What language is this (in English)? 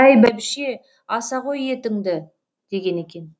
Kazakh